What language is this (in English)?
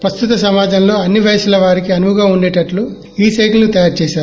Telugu